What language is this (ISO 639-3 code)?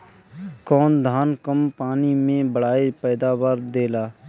bho